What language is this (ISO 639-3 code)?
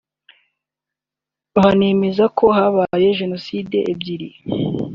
kin